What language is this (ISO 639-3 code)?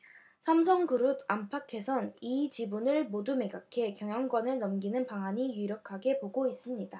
kor